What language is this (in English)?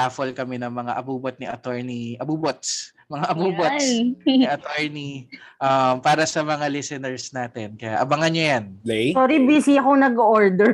Filipino